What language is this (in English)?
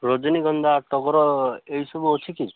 Odia